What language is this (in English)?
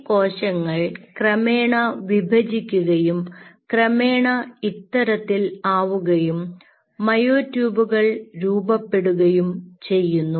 Malayalam